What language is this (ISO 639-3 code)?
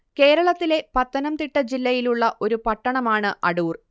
mal